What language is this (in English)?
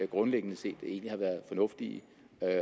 Danish